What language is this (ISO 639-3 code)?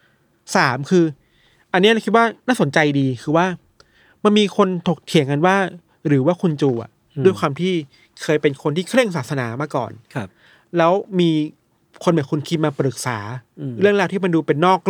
tha